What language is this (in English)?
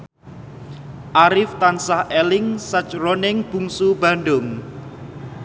Javanese